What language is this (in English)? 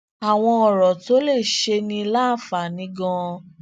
Yoruba